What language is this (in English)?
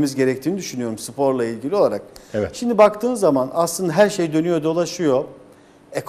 Turkish